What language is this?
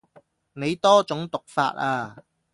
Cantonese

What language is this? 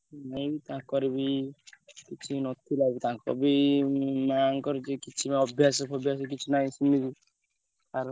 Odia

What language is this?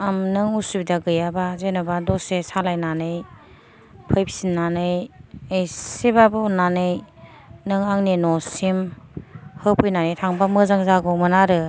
Bodo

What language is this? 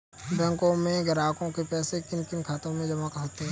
Hindi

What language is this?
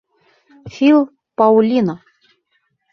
Bashkir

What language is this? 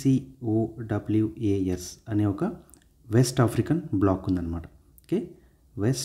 Telugu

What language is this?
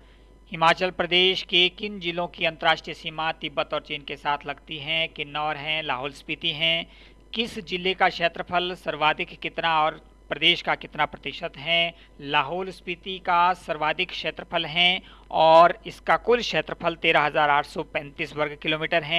Hindi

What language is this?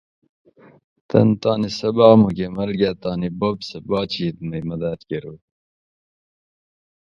Gawri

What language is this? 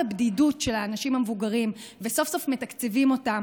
Hebrew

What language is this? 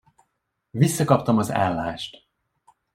Hungarian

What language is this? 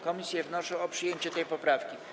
Polish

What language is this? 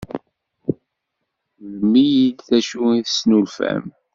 Kabyle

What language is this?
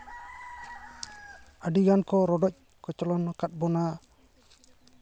Santali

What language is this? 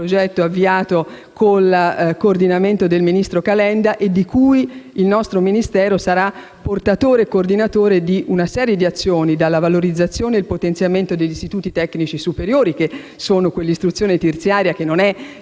Italian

